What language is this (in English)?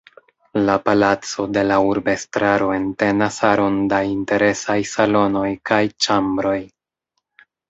Esperanto